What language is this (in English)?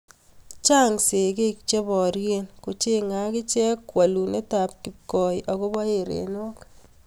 Kalenjin